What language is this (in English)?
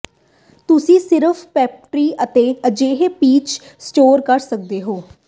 Punjabi